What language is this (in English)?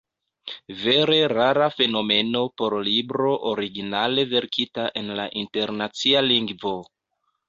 Esperanto